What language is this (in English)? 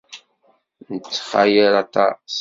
Kabyle